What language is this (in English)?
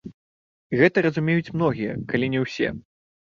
Belarusian